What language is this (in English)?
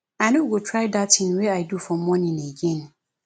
Nigerian Pidgin